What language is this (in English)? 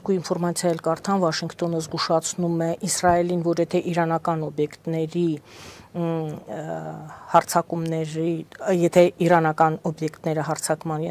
Romanian